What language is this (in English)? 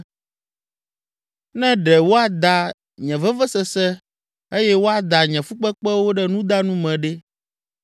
Ewe